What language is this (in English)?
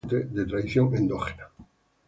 Spanish